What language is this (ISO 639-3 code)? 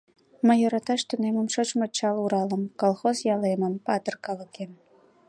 chm